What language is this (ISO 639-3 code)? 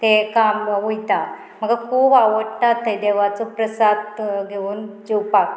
kok